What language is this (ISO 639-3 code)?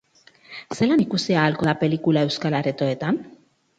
eus